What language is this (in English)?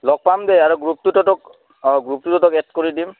Assamese